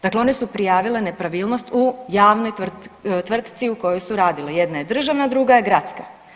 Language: Croatian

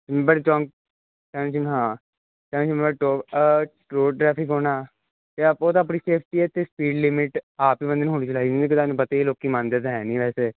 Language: Punjabi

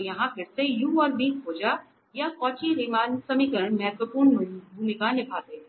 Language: Hindi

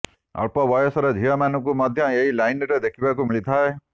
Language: Odia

